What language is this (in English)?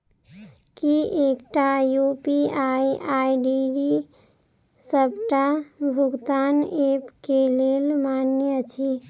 Maithili